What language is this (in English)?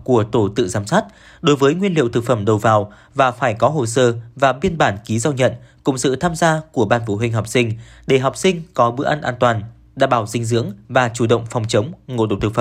Vietnamese